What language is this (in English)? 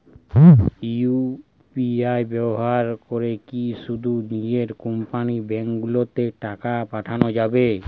Bangla